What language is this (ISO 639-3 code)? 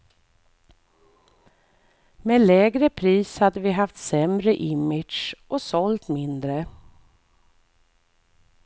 swe